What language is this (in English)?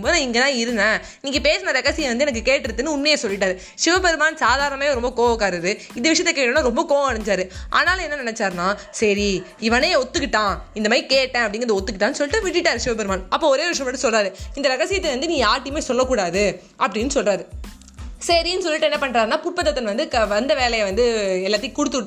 Tamil